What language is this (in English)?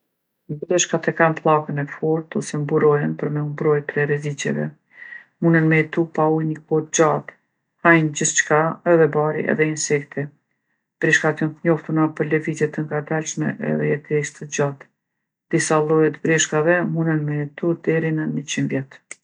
Gheg Albanian